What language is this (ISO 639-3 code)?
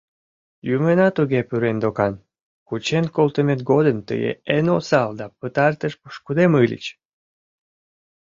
chm